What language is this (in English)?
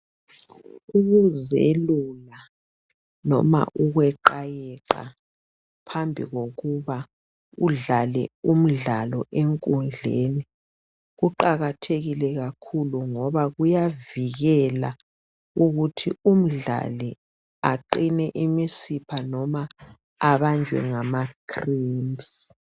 North Ndebele